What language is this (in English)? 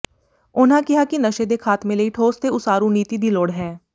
Punjabi